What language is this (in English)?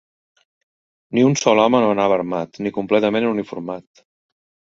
Catalan